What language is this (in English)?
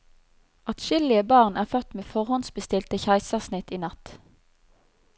Norwegian